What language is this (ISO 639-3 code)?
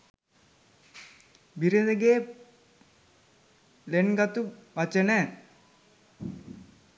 sin